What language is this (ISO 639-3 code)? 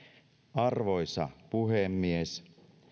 fin